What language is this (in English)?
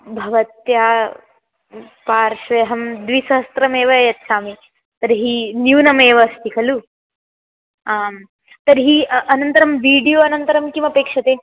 Sanskrit